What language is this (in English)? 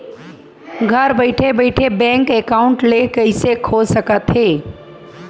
Chhattisgarhi